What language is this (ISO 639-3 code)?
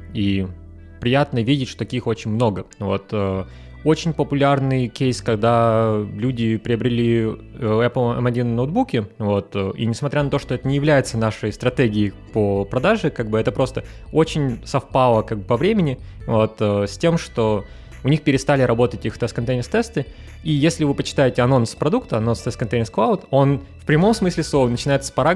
rus